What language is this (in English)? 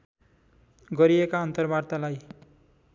Nepali